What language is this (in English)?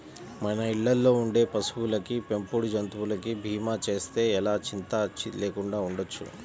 Telugu